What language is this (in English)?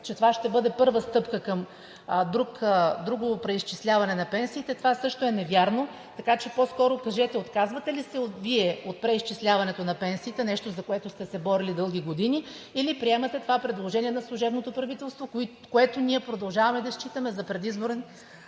Bulgarian